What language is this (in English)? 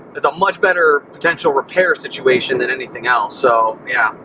English